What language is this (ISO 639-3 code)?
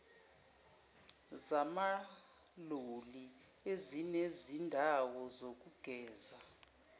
zul